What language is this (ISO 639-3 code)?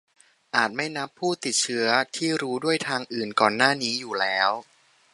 tha